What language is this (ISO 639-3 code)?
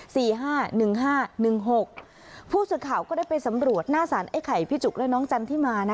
tha